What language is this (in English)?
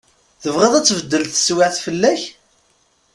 Kabyle